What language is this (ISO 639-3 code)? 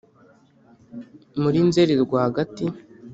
kin